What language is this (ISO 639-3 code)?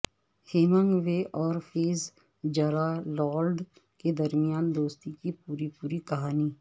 urd